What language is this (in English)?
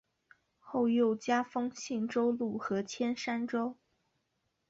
Chinese